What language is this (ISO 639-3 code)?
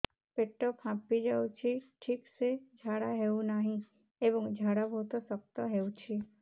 ori